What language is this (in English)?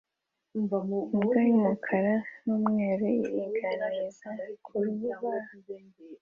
Kinyarwanda